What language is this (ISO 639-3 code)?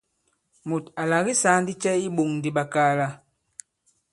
abb